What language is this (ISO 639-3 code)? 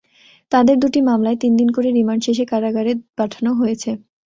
ben